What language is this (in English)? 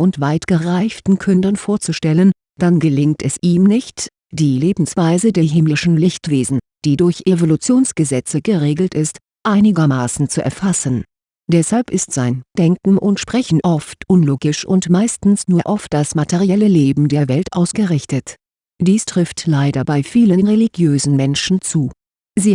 German